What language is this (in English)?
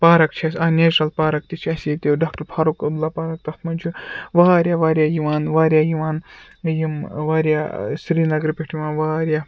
Kashmiri